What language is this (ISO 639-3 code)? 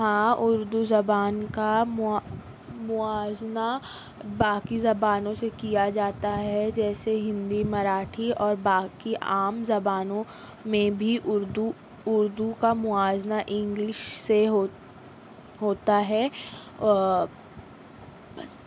urd